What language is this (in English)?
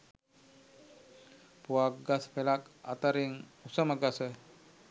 Sinhala